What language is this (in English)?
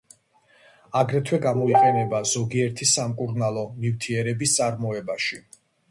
Georgian